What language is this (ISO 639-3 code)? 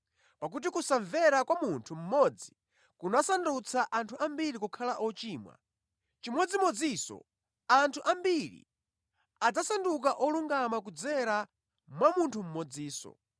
nya